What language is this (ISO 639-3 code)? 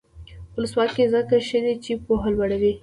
pus